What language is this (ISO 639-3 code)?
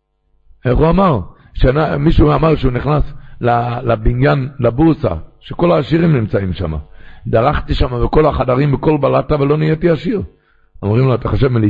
heb